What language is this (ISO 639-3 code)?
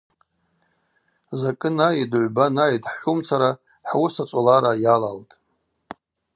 abq